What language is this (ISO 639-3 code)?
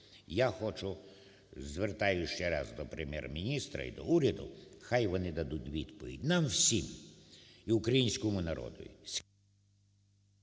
ukr